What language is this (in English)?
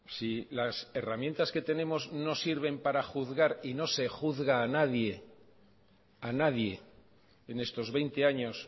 Spanish